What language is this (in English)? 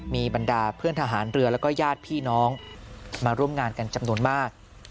Thai